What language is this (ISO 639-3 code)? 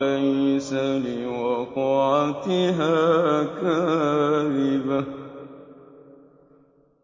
ara